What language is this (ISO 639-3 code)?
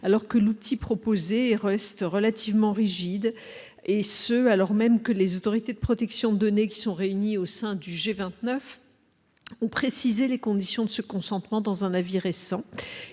fra